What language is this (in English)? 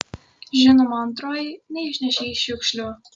Lithuanian